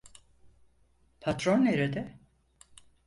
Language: Turkish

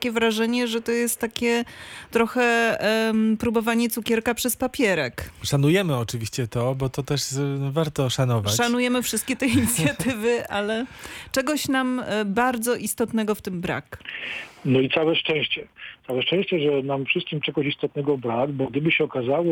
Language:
Polish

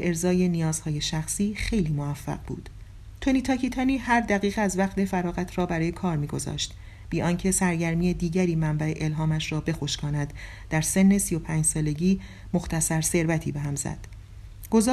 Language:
Persian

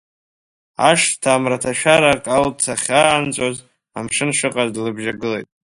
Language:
Abkhazian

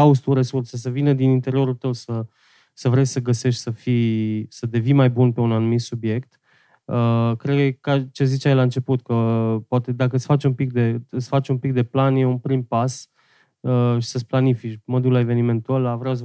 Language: Romanian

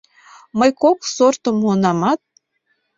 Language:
Mari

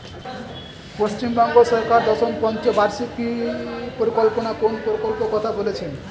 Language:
Bangla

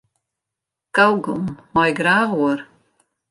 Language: Western Frisian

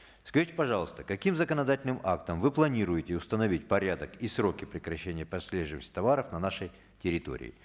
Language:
Kazakh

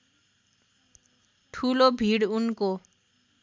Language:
Nepali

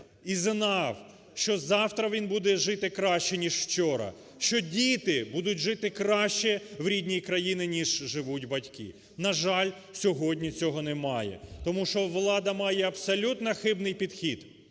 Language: Ukrainian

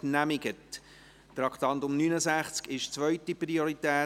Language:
Swiss German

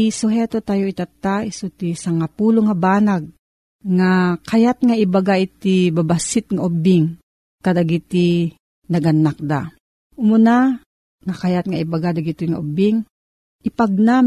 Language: Filipino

